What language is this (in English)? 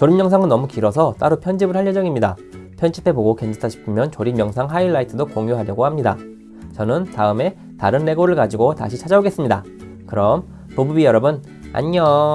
Korean